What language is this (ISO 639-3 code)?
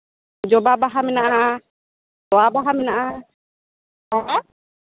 sat